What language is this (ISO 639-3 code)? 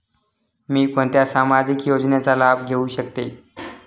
mar